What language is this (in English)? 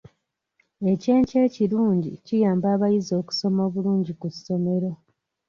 Ganda